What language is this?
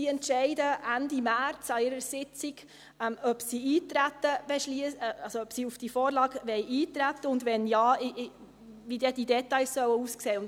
Swiss German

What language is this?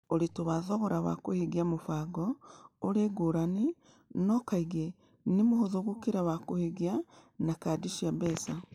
Kikuyu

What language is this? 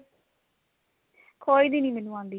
Punjabi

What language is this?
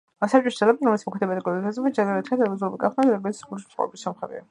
Georgian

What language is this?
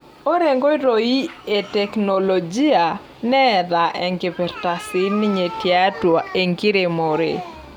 Masai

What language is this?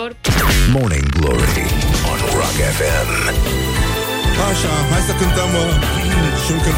Romanian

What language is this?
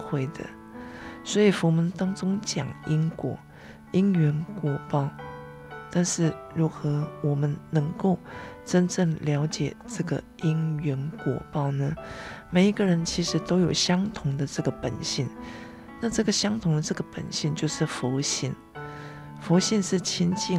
Chinese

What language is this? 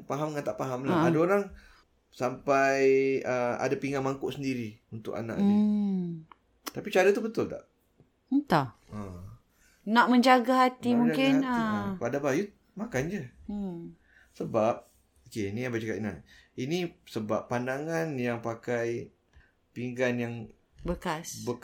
Malay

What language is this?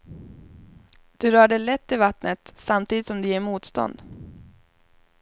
Swedish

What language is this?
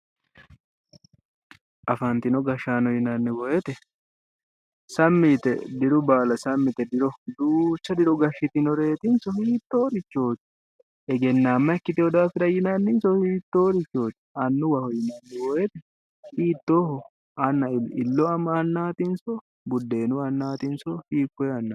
Sidamo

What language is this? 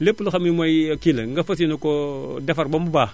Wolof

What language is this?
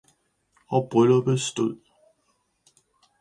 Danish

